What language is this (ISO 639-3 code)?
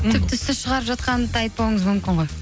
kaz